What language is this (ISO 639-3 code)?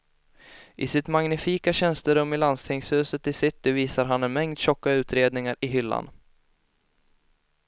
swe